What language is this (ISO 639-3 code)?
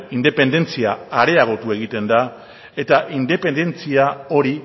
eus